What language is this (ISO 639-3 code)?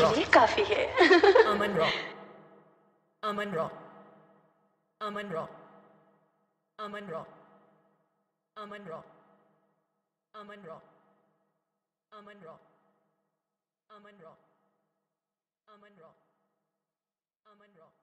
tha